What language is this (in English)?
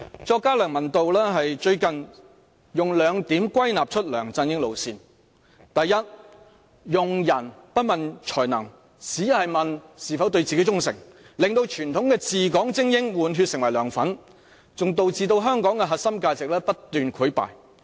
Cantonese